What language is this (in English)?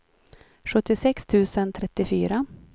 Swedish